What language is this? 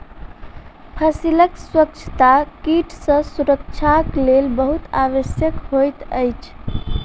Maithili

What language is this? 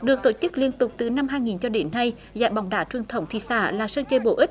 Vietnamese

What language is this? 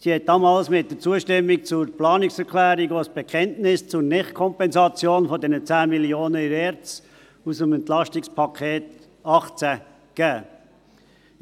Swiss German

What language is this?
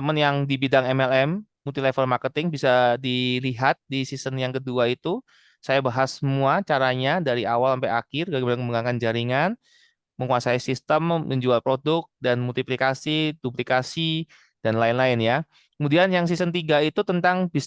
Indonesian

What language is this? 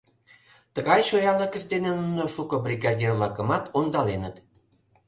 Mari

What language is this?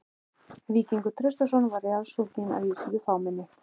Icelandic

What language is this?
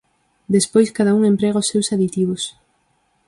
Galician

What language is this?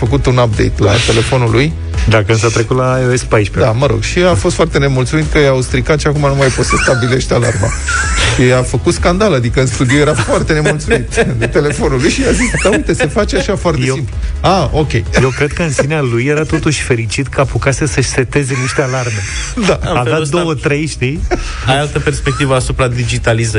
Romanian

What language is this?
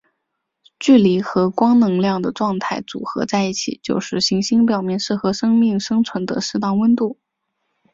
Chinese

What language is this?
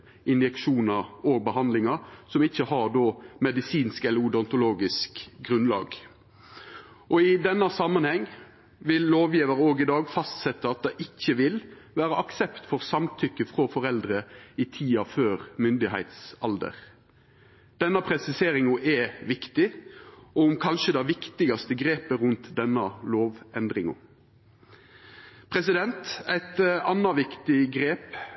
Norwegian Nynorsk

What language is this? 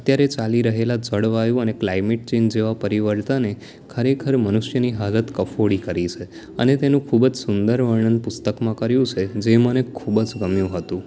Gujarati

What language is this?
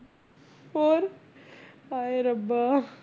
Punjabi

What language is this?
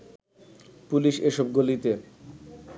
Bangla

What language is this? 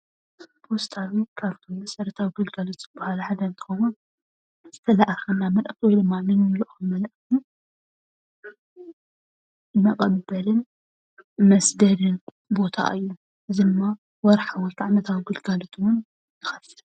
Tigrinya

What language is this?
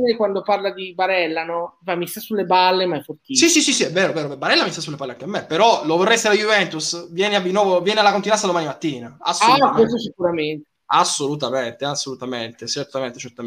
Italian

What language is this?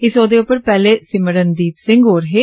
Dogri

